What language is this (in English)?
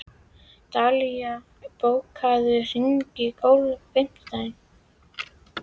Icelandic